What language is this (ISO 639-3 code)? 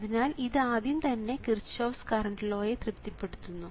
mal